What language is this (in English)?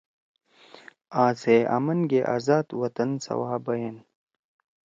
Torwali